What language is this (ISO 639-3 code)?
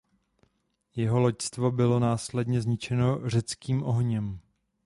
ces